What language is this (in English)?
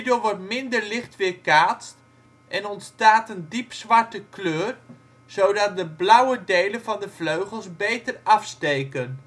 Dutch